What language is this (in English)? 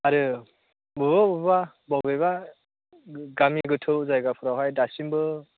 Bodo